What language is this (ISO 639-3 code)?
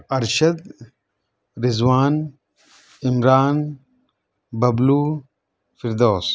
urd